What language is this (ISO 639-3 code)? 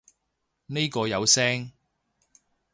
yue